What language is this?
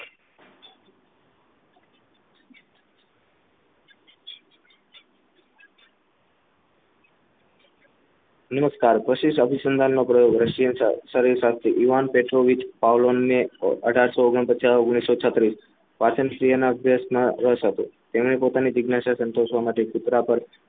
Gujarati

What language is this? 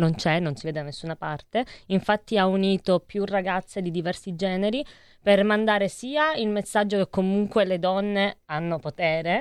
Italian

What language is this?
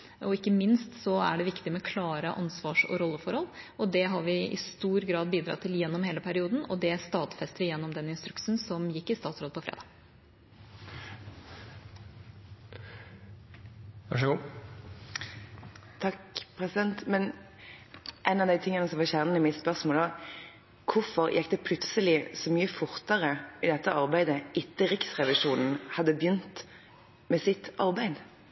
Norwegian Bokmål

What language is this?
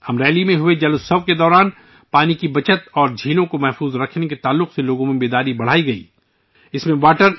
Urdu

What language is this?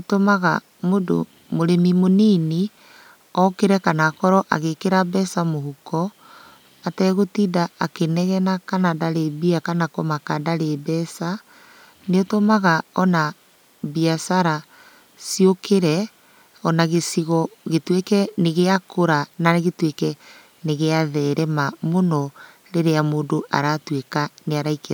Kikuyu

